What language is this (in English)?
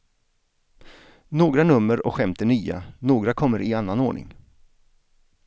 Swedish